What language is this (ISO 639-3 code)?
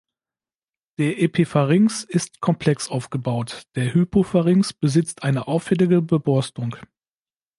deu